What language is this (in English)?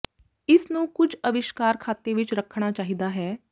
Punjabi